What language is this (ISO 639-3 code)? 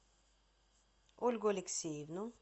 rus